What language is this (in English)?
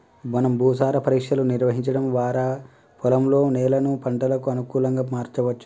Telugu